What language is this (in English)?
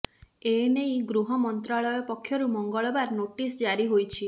Odia